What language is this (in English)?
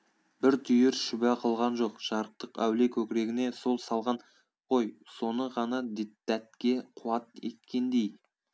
Kazakh